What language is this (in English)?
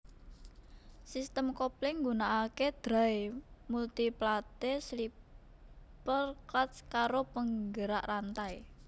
Javanese